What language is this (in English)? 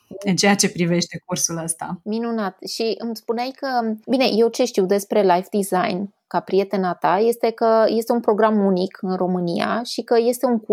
Romanian